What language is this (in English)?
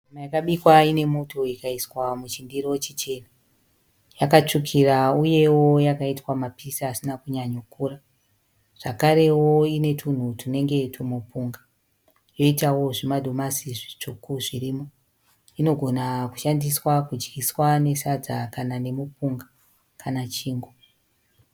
Shona